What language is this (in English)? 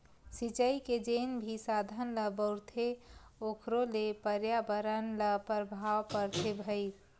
Chhattisgarhi